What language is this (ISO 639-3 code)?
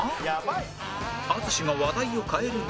jpn